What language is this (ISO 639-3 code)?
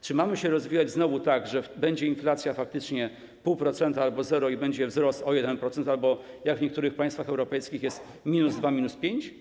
pol